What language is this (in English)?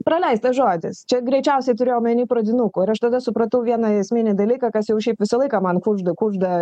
Lithuanian